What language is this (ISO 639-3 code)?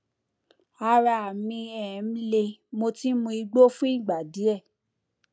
yor